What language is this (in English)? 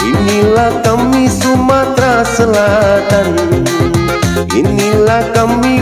Arabic